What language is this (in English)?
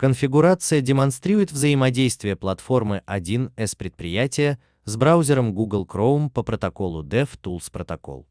Russian